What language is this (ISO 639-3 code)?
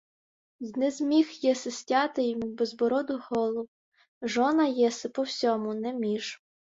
ukr